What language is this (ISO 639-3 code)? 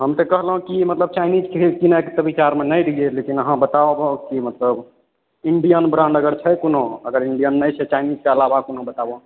mai